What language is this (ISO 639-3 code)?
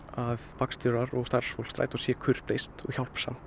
isl